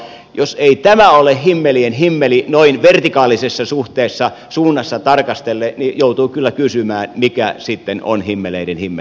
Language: Finnish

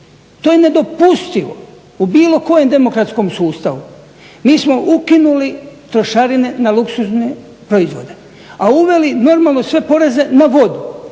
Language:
Croatian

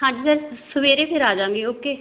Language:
Punjabi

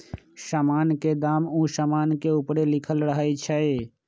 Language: Magahi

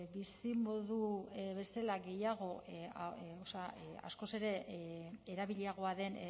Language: Basque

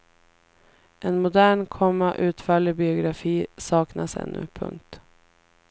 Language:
Swedish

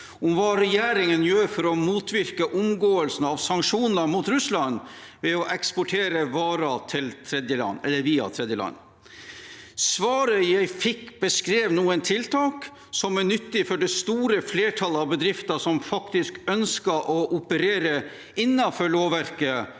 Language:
Norwegian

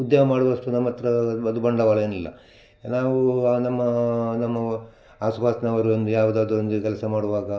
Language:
Kannada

